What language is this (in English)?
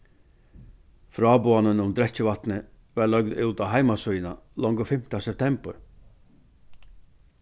Faroese